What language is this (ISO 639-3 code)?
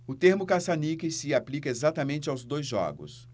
por